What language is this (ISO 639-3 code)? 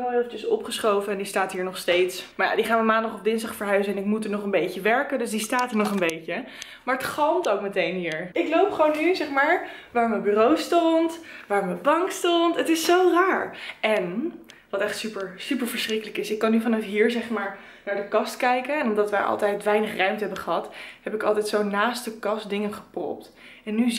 nld